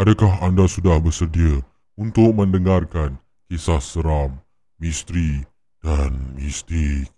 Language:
Malay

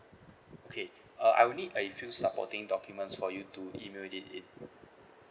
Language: English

